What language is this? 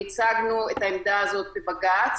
Hebrew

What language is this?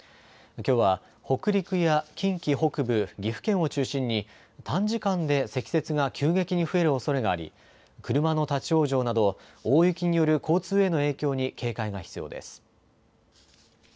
Japanese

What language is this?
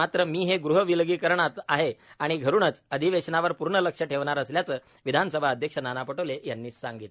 Marathi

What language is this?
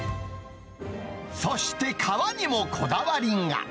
Japanese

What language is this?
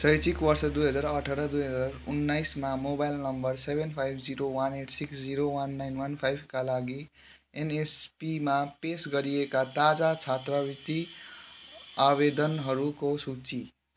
Nepali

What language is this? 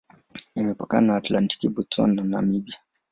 Swahili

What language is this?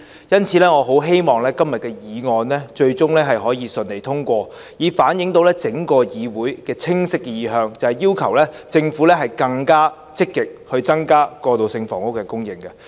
Cantonese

